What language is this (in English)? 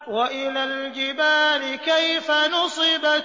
Arabic